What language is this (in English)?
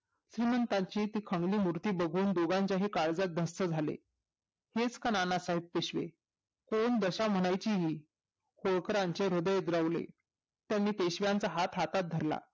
Marathi